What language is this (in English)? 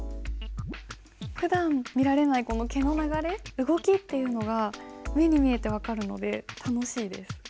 Japanese